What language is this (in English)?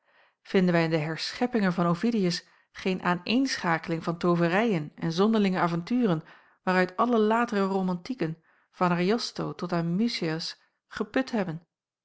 Dutch